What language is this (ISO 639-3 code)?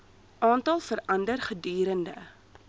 afr